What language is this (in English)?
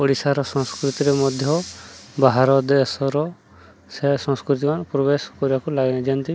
Odia